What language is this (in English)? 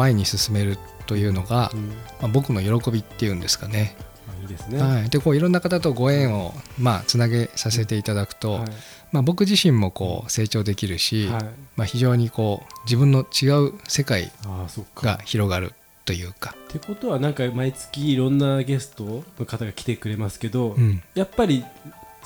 Japanese